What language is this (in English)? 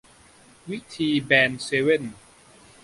Thai